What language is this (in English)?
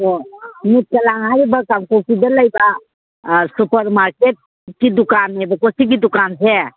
Manipuri